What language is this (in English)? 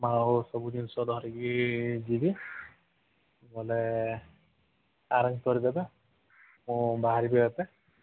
Odia